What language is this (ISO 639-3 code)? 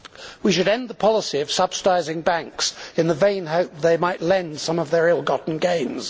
eng